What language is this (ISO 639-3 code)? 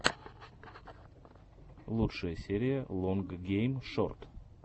rus